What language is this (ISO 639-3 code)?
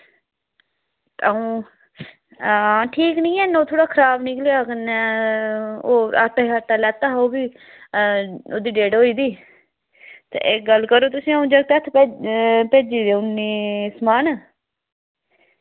doi